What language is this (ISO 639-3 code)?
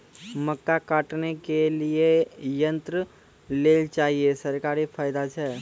mai